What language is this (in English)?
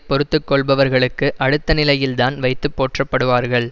Tamil